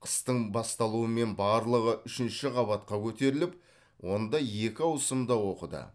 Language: Kazakh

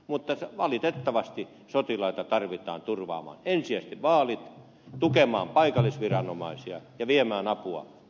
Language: Finnish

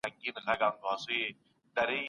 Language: Pashto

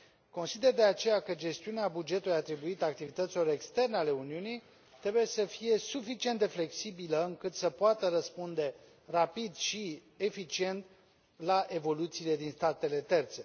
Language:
Romanian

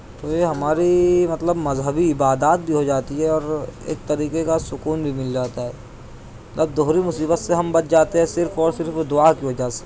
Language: Urdu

